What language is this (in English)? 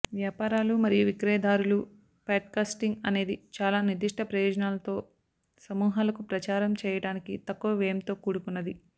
Telugu